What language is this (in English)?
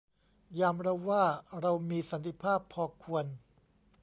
Thai